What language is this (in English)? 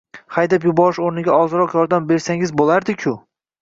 Uzbek